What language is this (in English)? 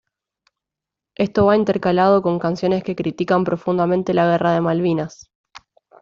Spanish